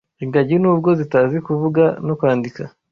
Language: Kinyarwanda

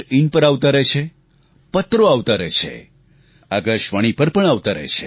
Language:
Gujarati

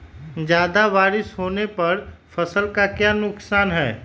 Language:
Magahi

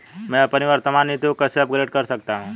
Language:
Hindi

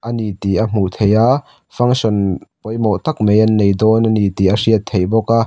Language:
Mizo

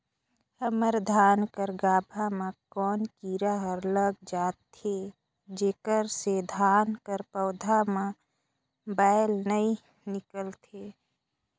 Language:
Chhattisgarhi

